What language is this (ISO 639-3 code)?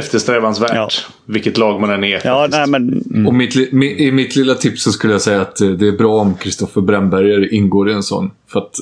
swe